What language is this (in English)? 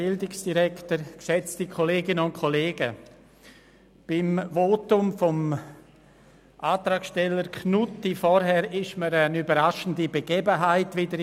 Swiss German